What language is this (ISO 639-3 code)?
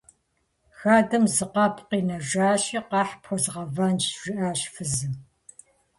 kbd